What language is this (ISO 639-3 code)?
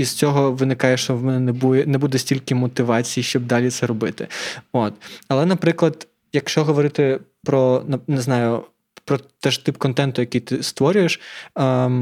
ukr